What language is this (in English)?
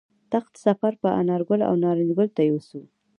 Pashto